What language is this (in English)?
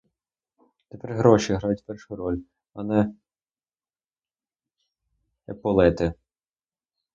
Ukrainian